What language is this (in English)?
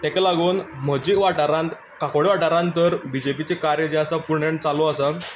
Konkani